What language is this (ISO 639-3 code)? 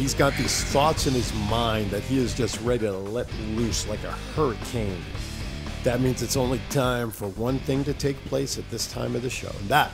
eng